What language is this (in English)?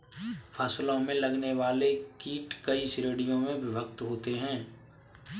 Hindi